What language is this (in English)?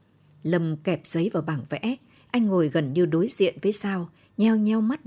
Vietnamese